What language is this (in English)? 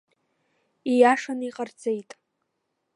Abkhazian